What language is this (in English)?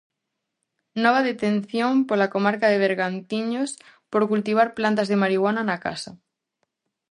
Galician